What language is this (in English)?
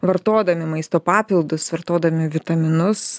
Lithuanian